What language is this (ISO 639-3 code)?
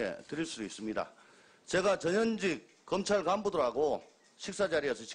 kor